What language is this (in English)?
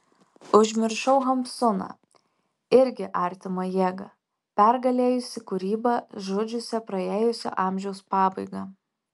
Lithuanian